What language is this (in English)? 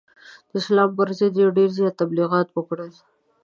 Pashto